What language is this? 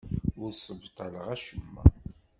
Kabyle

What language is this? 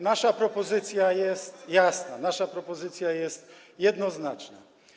Polish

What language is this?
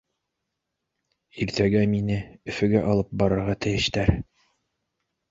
Bashkir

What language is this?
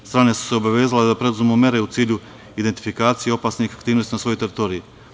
Serbian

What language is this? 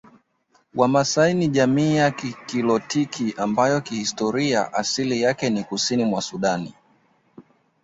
Swahili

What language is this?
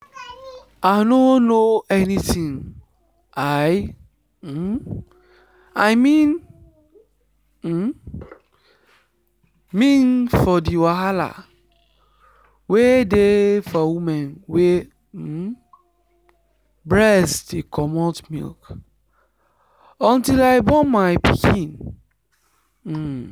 Nigerian Pidgin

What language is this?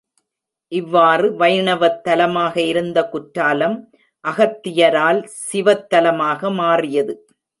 Tamil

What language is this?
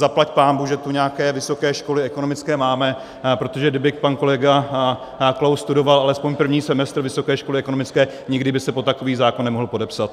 Czech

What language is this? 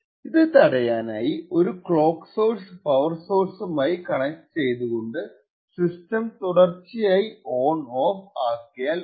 Malayalam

